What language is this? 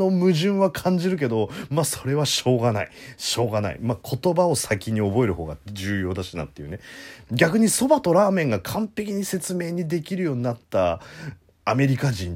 Japanese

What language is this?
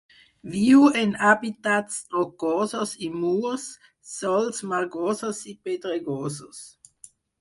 Catalan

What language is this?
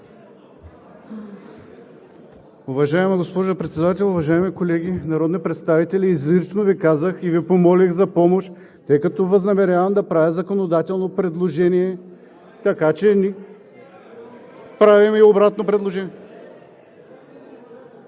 Bulgarian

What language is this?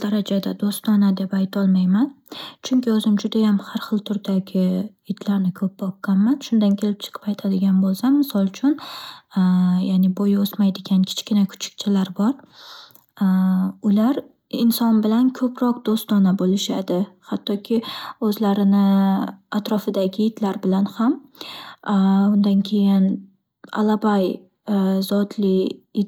Uzbek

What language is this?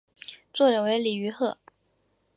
Chinese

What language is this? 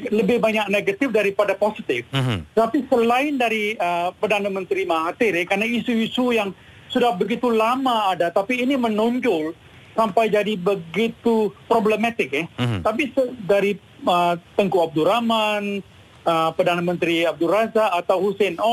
Malay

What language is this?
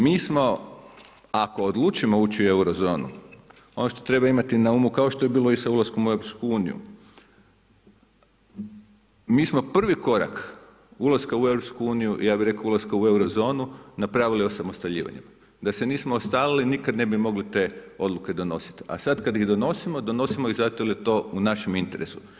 Croatian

